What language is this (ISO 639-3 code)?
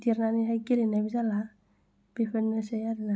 brx